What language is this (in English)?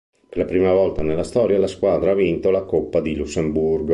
Italian